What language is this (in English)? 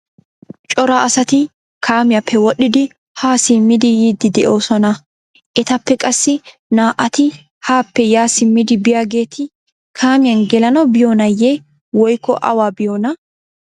Wolaytta